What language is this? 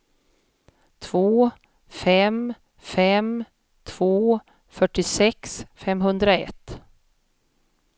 Swedish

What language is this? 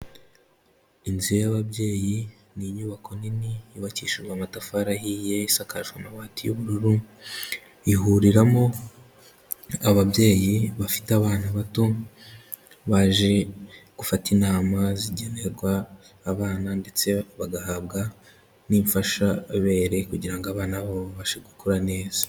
Kinyarwanda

